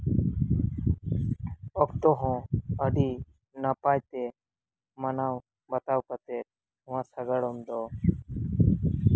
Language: Santali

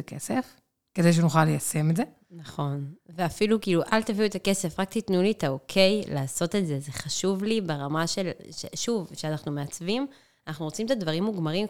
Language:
Hebrew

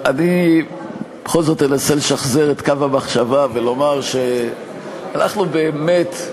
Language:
Hebrew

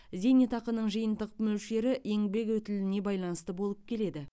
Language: Kazakh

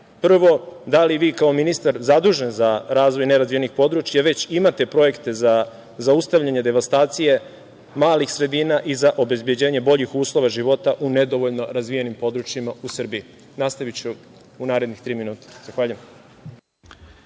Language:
Serbian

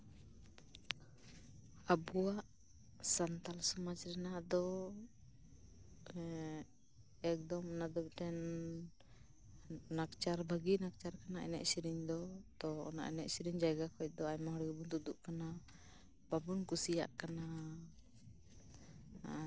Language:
Santali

